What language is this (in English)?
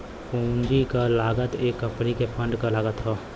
Bhojpuri